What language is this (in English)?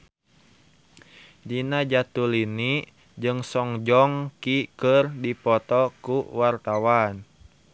Sundanese